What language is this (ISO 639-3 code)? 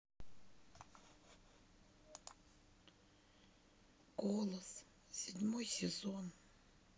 rus